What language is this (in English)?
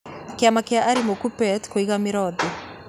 Kikuyu